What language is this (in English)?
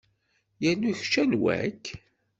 Kabyle